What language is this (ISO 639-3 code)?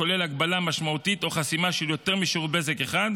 heb